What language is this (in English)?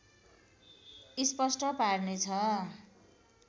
Nepali